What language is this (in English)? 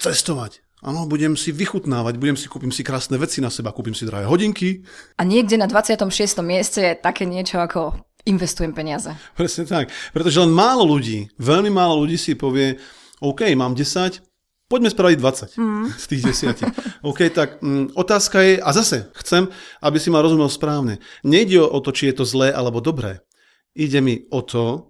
Slovak